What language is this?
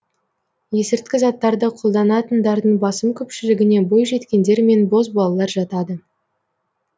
Kazakh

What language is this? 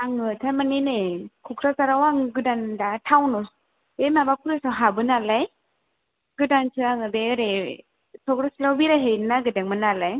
Bodo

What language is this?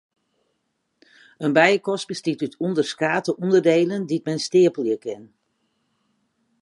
Western Frisian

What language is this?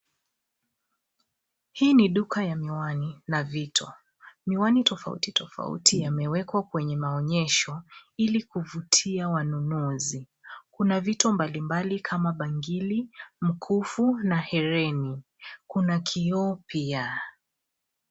Swahili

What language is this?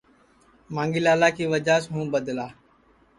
Sansi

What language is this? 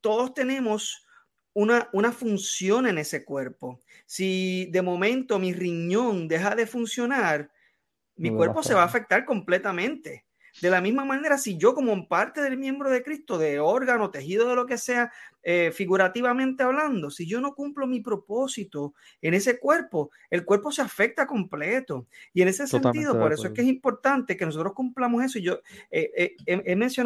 Spanish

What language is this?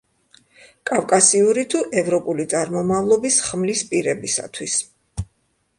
Georgian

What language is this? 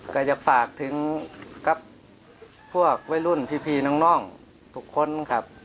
Thai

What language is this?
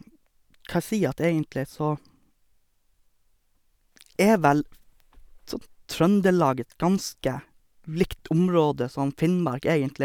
Norwegian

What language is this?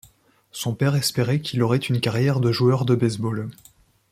French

